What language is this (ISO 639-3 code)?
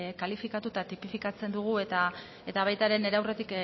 eus